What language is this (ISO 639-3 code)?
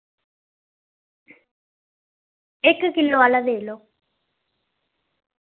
doi